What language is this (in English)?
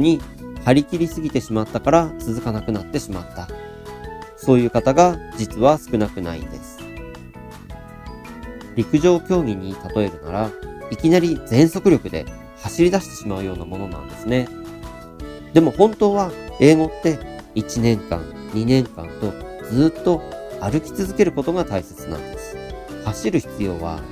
Japanese